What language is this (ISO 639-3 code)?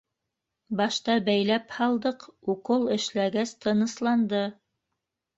bak